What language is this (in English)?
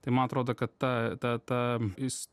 Lithuanian